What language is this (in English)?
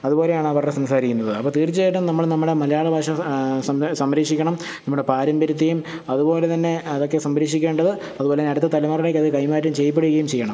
Malayalam